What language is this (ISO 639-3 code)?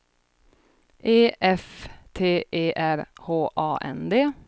swe